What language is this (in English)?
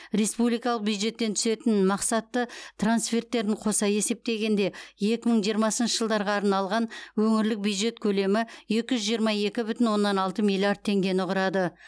Kazakh